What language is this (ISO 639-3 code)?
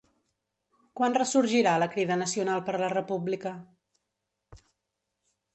cat